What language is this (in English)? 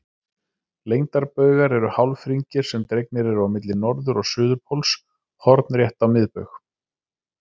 Icelandic